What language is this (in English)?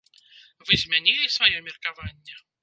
Belarusian